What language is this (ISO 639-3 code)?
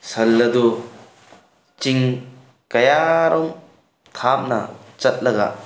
mni